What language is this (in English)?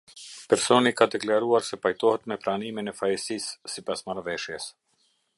Albanian